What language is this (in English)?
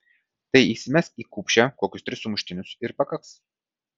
Lithuanian